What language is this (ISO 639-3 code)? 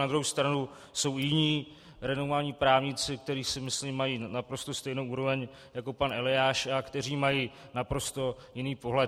ces